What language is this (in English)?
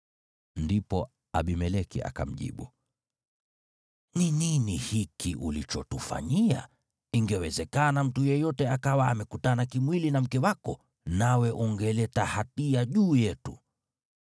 Swahili